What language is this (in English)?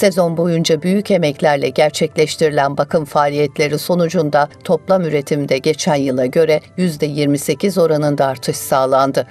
Turkish